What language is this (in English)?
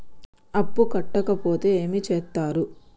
Telugu